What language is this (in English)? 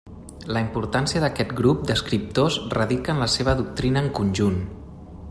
Catalan